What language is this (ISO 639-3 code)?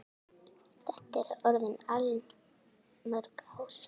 isl